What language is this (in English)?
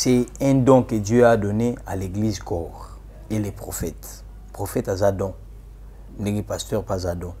French